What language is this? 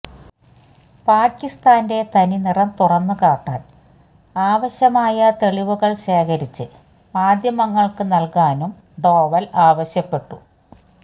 Malayalam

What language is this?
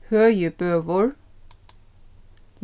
Faroese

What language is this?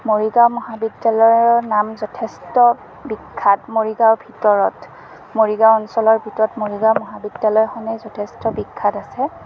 Assamese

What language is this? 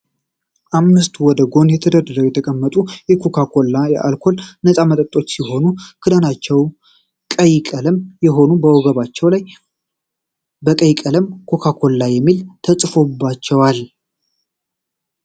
Amharic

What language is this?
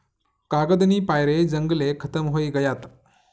Marathi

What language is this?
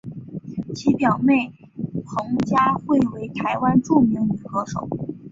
Chinese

